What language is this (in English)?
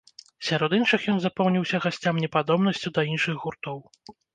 Belarusian